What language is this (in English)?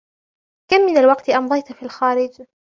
Arabic